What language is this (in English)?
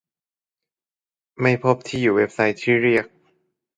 Thai